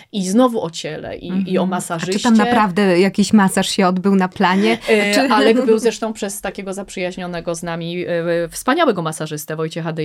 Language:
Polish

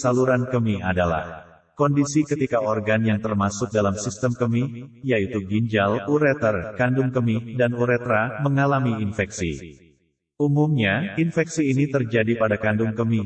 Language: Indonesian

